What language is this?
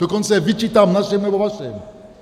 Czech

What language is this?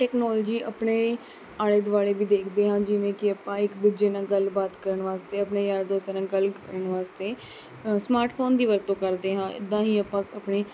Punjabi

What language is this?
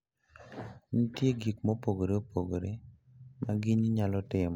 Luo (Kenya and Tanzania)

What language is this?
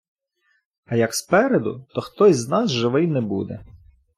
Ukrainian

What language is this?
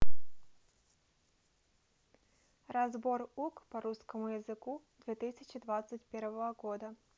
Russian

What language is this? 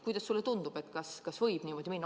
Estonian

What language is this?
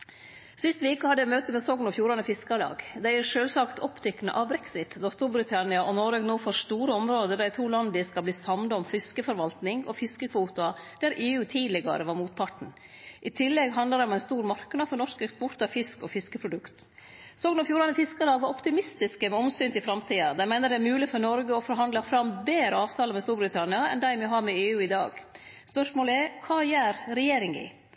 Norwegian Nynorsk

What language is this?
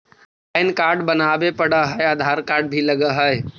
Magahi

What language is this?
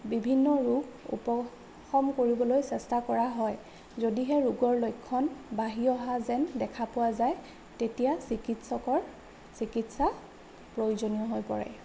Assamese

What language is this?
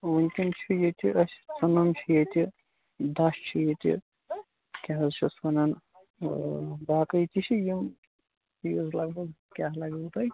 Kashmiri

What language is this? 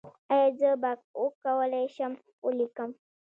Pashto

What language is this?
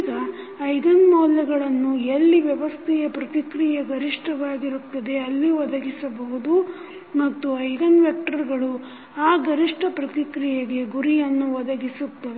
Kannada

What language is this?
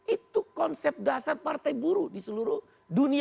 Indonesian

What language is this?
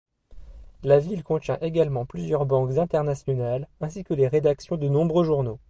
French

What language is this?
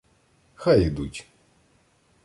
Ukrainian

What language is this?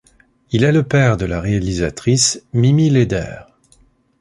French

